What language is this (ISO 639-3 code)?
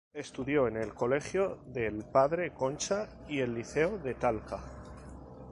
spa